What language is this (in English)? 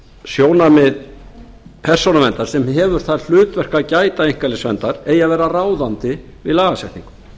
Icelandic